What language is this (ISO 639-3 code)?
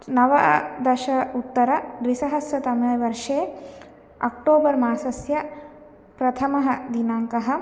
san